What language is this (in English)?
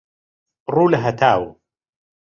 Central Kurdish